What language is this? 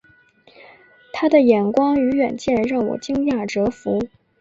Chinese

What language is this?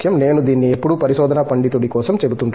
Telugu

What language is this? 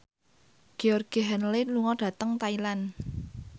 Javanese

